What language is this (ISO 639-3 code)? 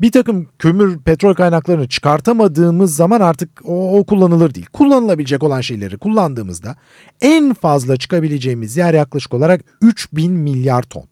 tur